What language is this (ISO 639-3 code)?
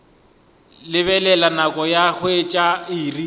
nso